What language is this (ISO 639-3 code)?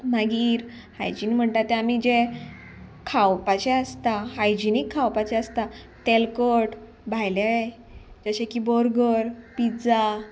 kok